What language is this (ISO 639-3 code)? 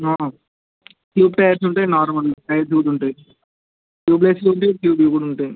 tel